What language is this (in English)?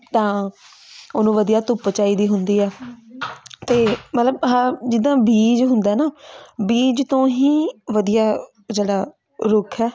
Punjabi